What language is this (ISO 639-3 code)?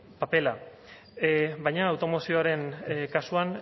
eus